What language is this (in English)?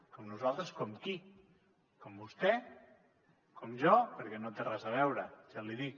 Catalan